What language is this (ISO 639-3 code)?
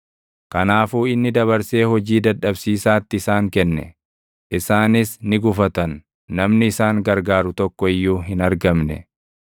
orm